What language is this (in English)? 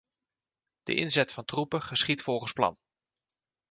Dutch